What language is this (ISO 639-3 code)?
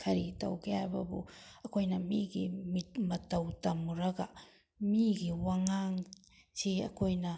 mni